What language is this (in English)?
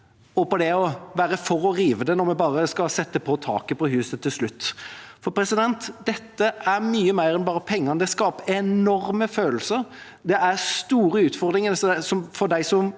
Norwegian